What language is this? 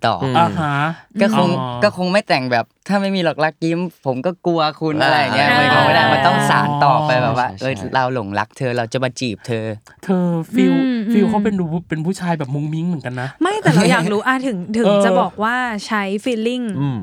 Thai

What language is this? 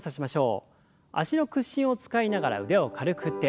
Japanese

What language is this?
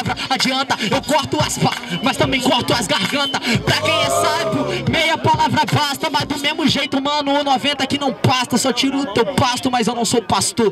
Portuguese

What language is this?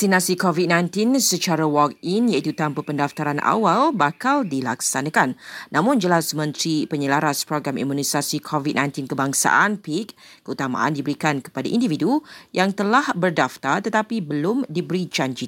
Malay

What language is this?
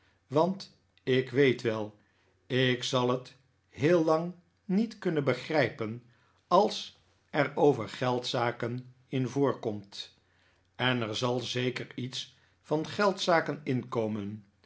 Dutch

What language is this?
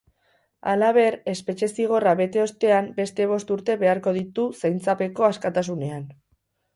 Basque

